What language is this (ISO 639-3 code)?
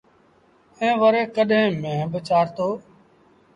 sbn